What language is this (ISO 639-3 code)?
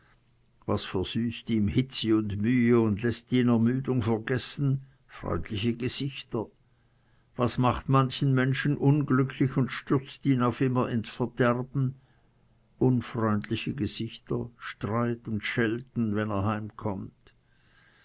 deu